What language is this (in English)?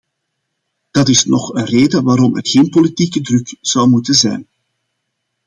Dutch